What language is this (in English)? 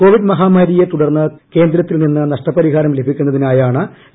Malayalam